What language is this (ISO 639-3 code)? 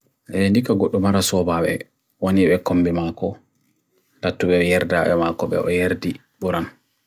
fui